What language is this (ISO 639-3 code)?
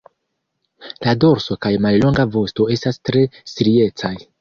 epo